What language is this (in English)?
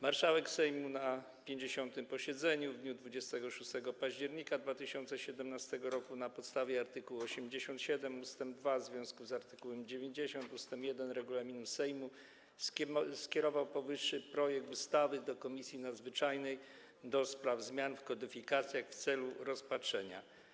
Polish